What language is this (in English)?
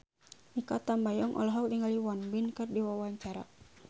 Sundanese